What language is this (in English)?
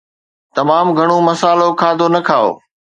Sindhi